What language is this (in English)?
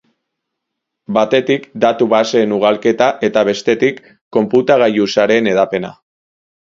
Basque